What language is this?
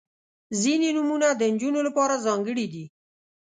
Pashto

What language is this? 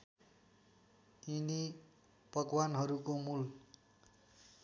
Nepali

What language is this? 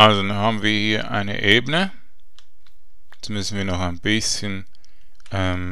German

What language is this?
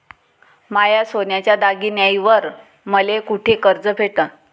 Marathi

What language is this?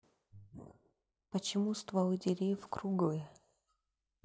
Russian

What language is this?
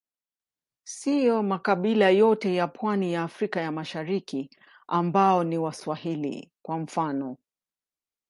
Swahili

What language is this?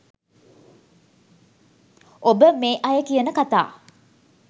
Sinhala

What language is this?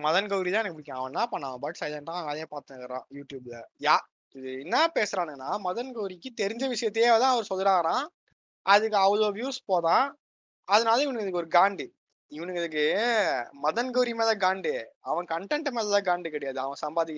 Tamil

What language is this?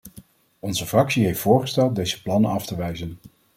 Dutch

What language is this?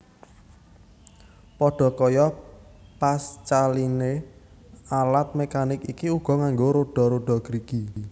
Javanese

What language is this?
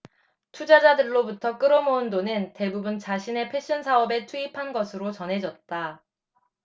Korean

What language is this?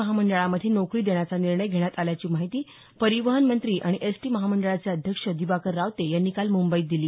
Marathi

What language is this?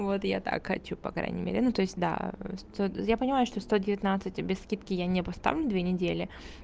Russian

